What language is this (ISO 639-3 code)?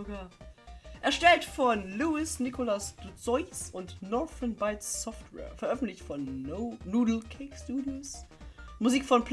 deu